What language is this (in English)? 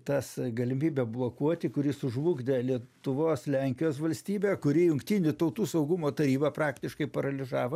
Lithuanian